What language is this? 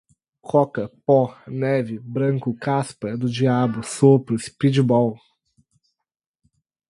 Portuguese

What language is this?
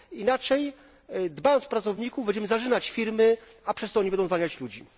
Polish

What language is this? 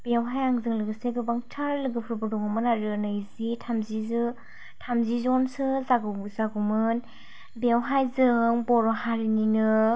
Bodo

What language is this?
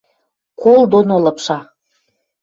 Western Mari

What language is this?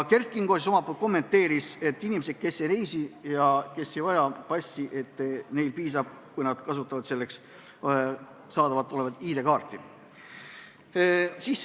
Estonian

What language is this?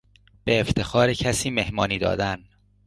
Persian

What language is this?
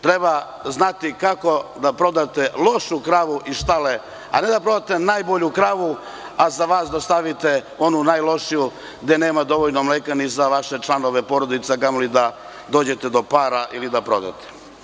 Serbian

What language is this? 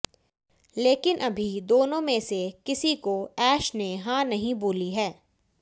Hindi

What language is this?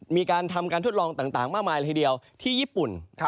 Thai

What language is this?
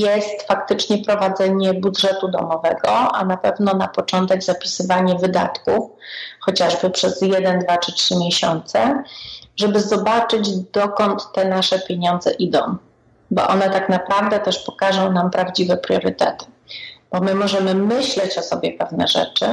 Polish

